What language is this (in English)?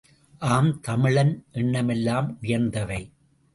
Tamil